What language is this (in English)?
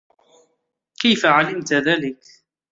Arabic